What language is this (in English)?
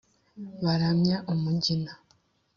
Kinyarwanda